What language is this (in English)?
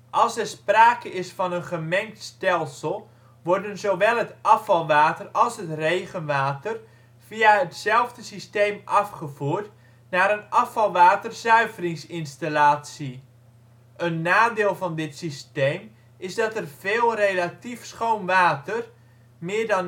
Dutch